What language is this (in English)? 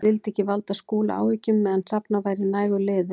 Icelandic